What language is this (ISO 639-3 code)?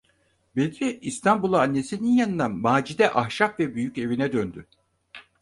tur